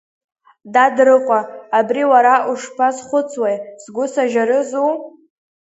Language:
Abkhazian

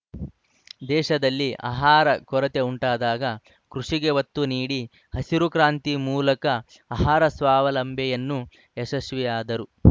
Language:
Kannada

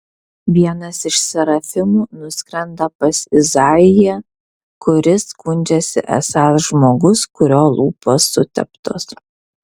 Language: Lithuanian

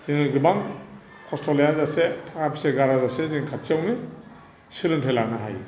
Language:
Bodo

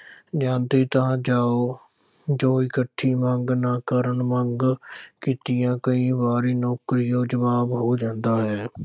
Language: Punjabi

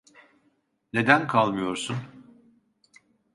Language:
Turkish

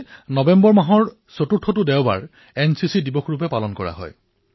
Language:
Assamese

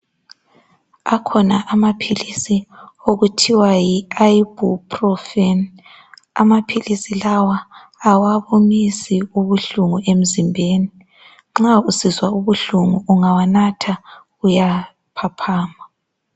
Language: North Ndebele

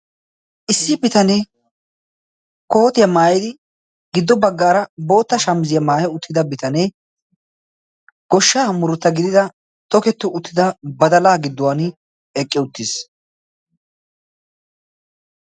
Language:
Wolaytta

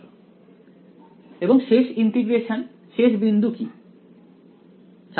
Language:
Bangla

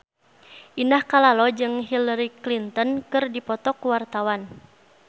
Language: Sundanese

